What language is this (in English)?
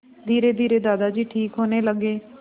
Hindi